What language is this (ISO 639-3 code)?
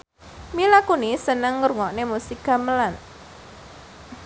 jav